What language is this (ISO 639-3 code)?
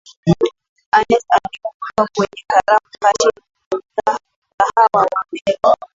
swa